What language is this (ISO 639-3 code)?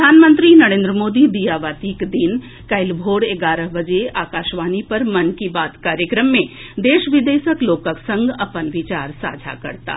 mai